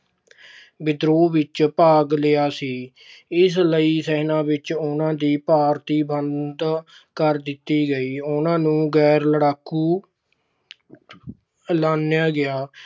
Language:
Punjabi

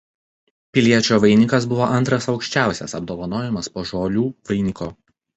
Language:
Lithuanian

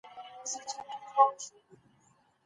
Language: Pashto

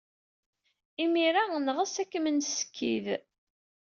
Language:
Kabyle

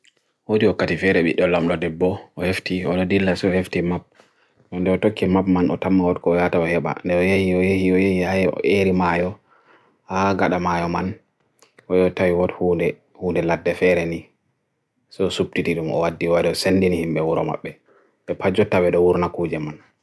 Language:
Bagirmi Fulfulde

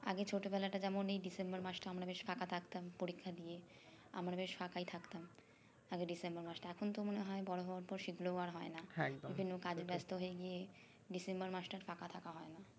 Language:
Bangla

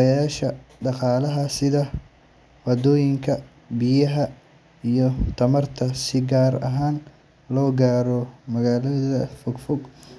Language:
Somali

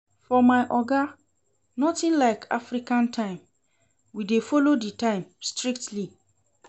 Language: Nigerian Pidgin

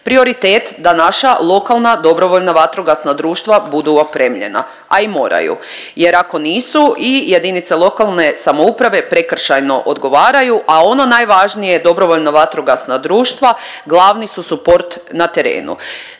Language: Croatian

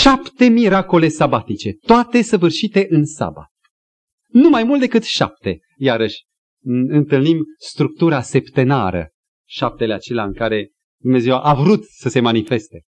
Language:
Romanian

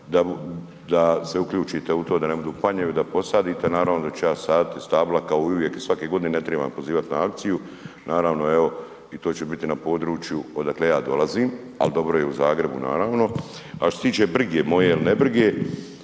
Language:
Croatian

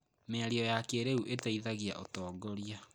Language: Kikuyu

